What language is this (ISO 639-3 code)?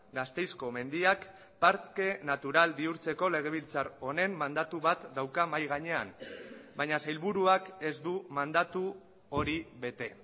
eus